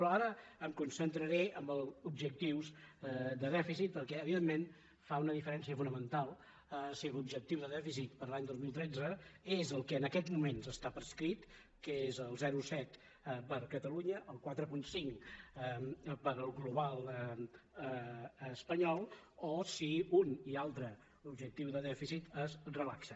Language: Catalan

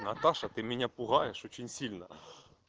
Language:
Russian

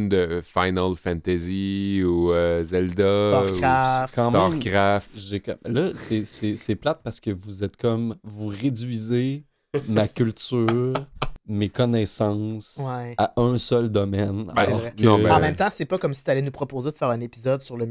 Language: French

